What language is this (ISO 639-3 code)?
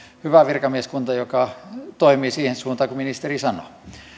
fin